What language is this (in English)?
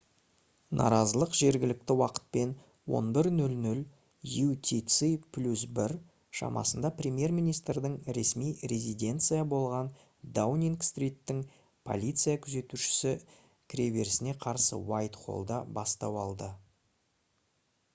Kazakh